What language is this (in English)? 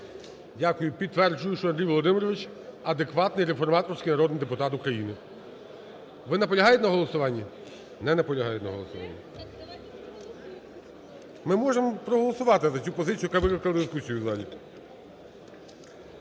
Ukrainian